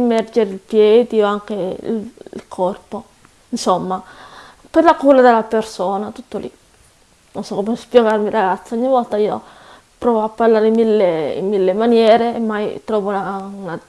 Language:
Italian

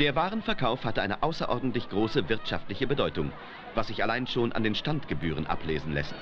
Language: German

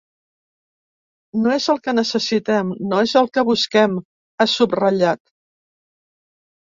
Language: Catalan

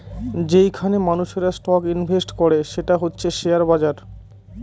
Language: Bangla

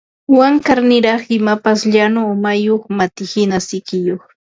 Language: Ambo-Pasco Quechua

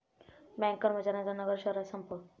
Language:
Marathi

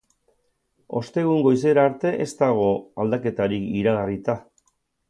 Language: Basque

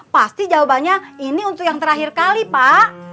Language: Indonesian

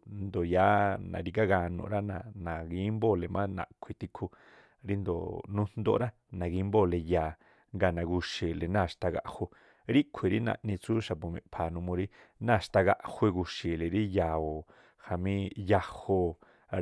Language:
Tlacoapa Me'phaa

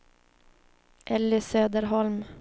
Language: Swedish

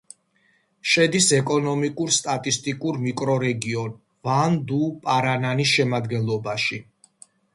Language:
Georgian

